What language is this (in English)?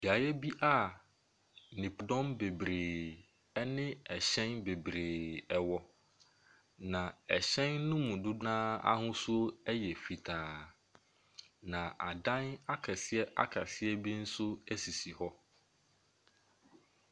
Akan